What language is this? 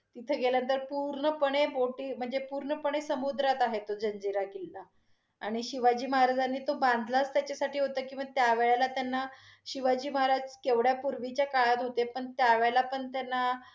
Marathi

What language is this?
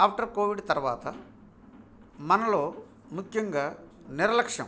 Telugu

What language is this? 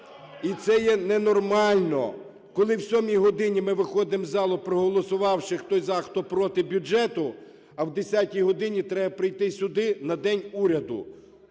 Ukrainian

